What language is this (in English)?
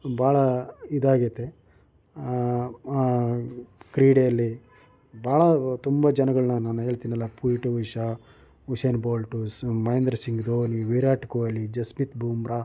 Kannada